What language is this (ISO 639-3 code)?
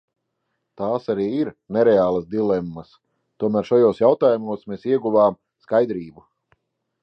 lav